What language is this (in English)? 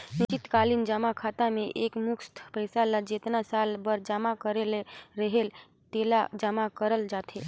Chhattisgarhi